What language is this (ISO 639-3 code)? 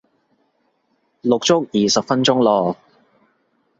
yue